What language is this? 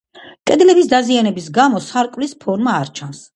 Georgian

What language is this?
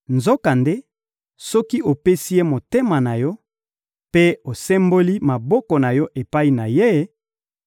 Lingala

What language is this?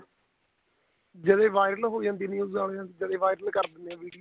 Punjabi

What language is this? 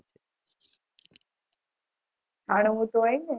Gujarati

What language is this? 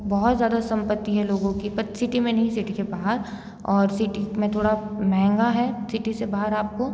Hindi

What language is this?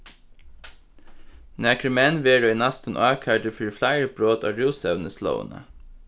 Faroese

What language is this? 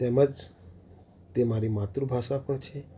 Gujarati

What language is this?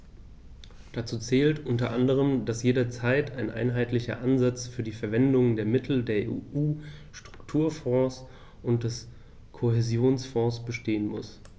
German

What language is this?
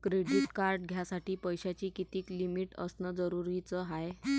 Marathi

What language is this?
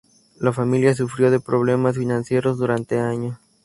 Spanish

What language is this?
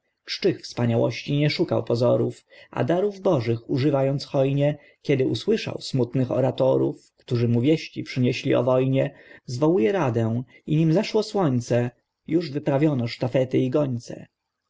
Polish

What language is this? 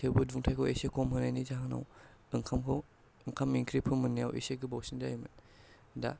Bodo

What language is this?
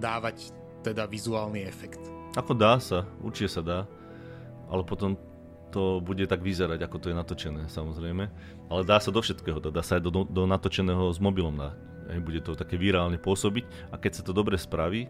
Slovak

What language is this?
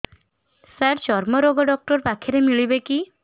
Odia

